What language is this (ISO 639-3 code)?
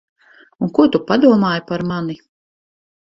lav